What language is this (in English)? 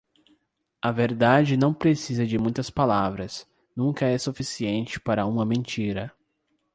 Portuguese